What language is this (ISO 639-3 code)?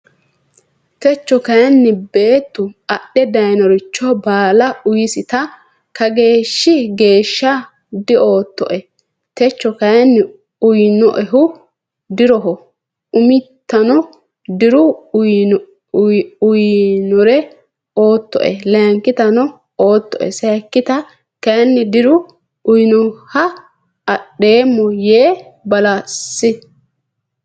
sid